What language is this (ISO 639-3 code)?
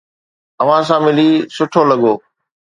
snd